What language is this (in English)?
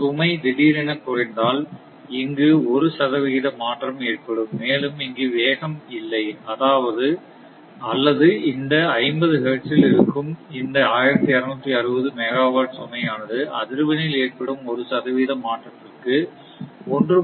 Tamil